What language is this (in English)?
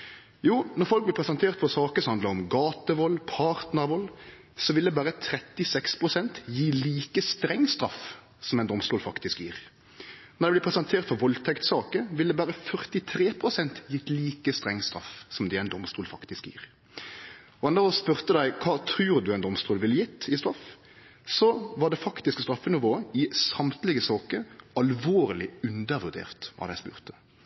Norwegian Nynorsk